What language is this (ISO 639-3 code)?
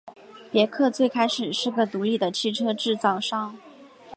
zho